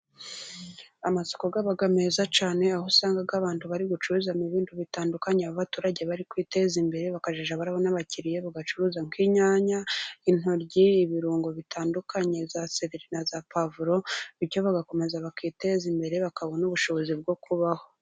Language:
Kinyarwanda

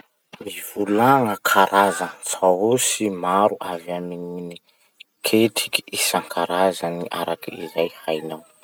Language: Masikoro Malagasy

